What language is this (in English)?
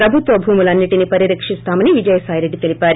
Telugu